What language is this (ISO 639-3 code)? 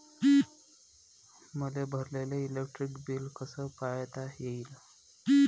mar